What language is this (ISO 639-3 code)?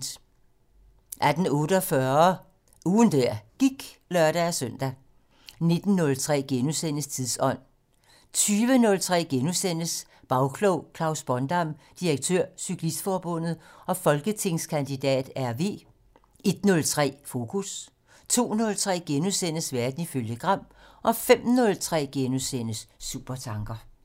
dan